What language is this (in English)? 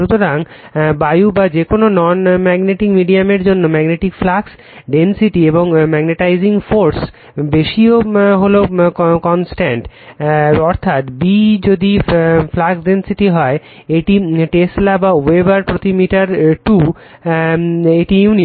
Bangla